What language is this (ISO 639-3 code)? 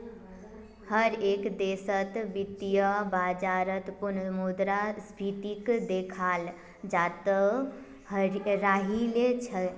mag